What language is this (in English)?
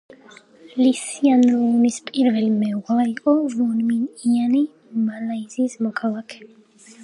Georgian